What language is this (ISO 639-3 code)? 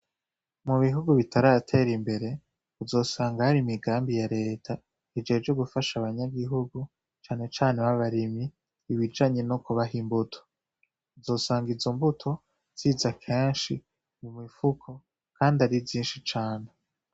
run